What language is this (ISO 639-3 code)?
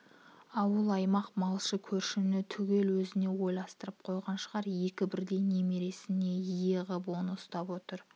kaz